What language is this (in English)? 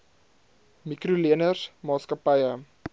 Afrikaans